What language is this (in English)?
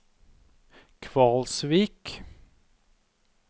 Norwegian